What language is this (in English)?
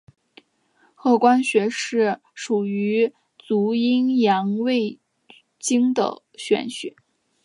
Chinese